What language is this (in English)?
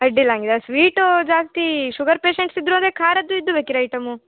Kannada